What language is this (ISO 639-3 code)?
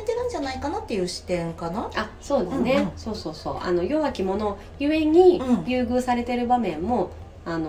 jpn